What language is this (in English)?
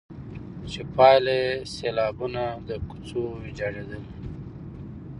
Pashto